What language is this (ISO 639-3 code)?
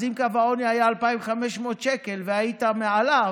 heb